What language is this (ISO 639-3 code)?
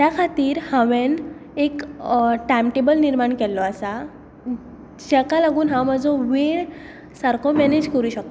kok